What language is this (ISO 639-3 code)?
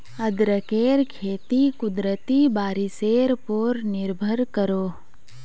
mag